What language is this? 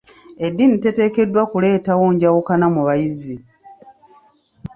Ganda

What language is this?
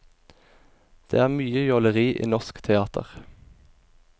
Norwegian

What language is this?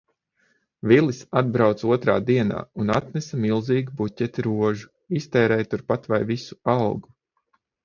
Latvian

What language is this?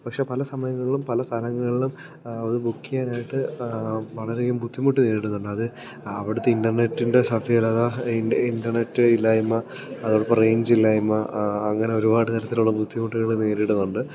Malayalam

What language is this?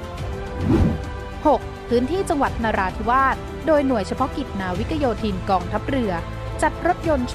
Thai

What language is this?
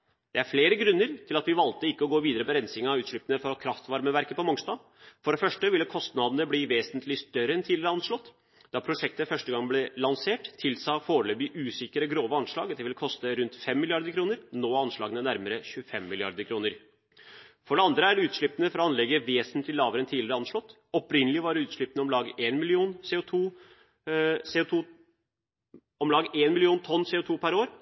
Norwegian Bokmål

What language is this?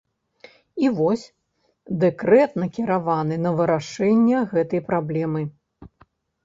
Belarusian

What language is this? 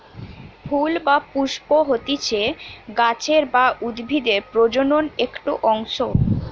Bangla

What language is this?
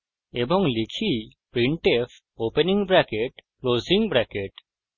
Bangla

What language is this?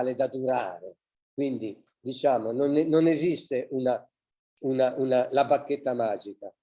Italian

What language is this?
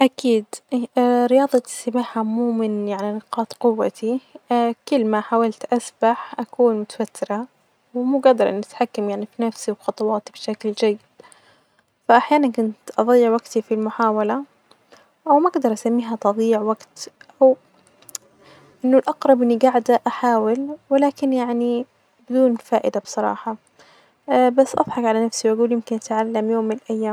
Najdi Arabic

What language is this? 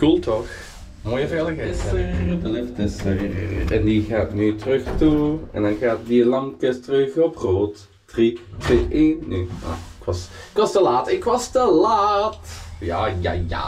Dutch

